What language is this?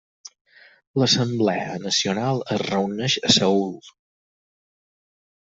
Catalan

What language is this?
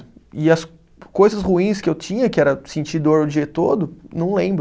Portuguese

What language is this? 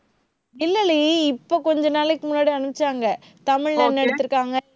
Tamil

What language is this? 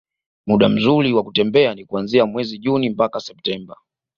Swahili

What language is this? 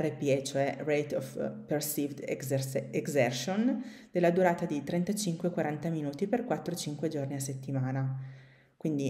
Italian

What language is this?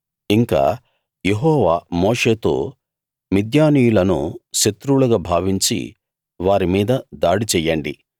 Telugu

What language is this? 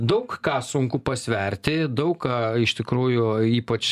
Lithuanian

